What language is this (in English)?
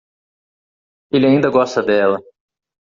Portuguese